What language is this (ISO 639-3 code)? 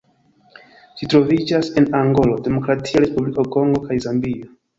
epo